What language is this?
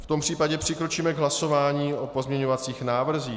Czech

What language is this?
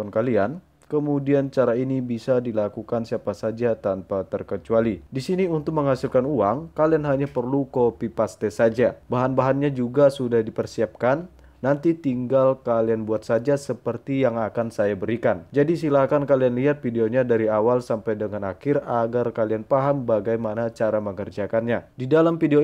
Indonesian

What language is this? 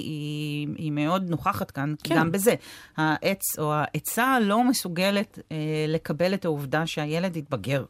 Hebrew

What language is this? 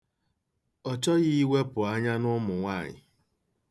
Igbo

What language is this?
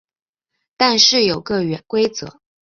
Chinese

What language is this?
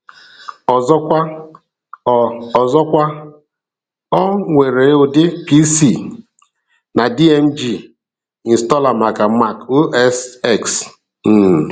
Igbo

